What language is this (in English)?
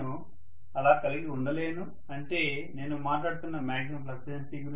Telugu